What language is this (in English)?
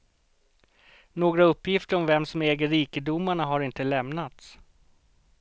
Swedish